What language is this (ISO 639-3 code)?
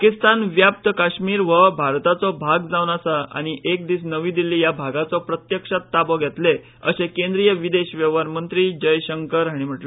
kok